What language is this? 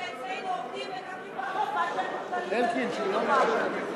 Hebrew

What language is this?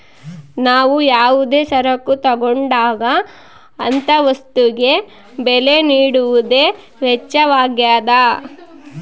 Kannada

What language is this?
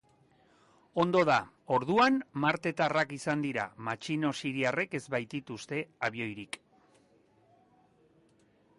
Basque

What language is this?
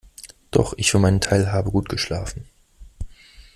German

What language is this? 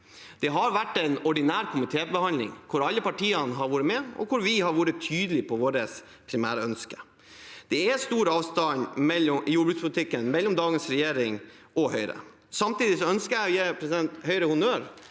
Norwegian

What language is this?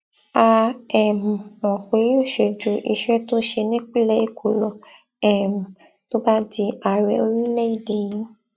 Yoruba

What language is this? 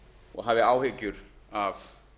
Icelandic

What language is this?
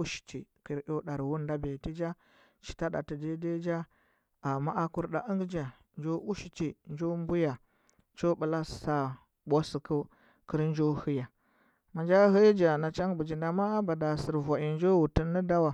Huba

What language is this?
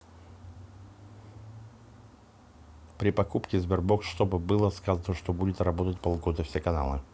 Russian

